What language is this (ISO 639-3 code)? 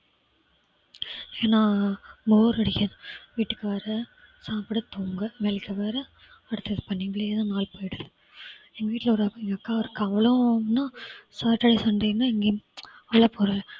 tam